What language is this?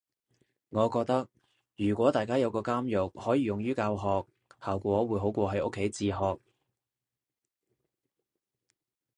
Cantonese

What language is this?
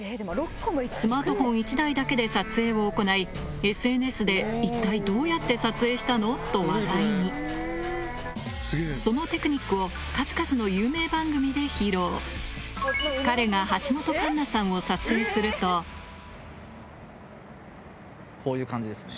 Japanese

